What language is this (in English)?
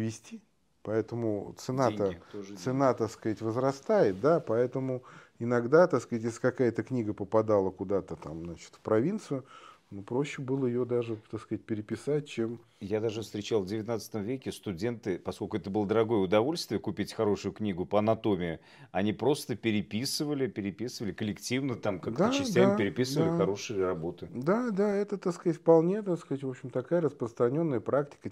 Russian